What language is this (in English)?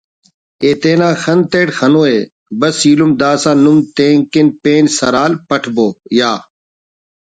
Brahui